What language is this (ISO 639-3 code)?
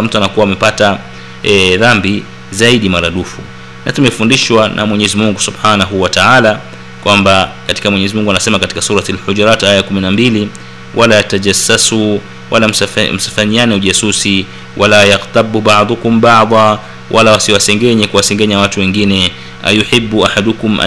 swa